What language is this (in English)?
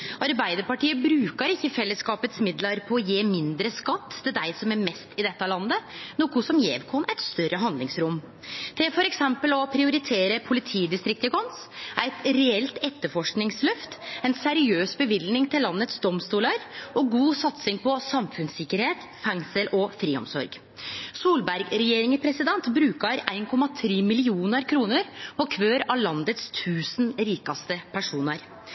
Norwegian Nynorsk